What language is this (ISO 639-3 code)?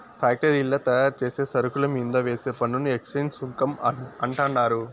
tel